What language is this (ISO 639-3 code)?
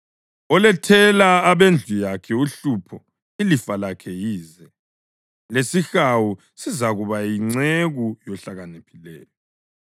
nde